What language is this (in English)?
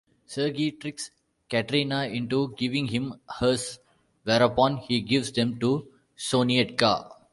English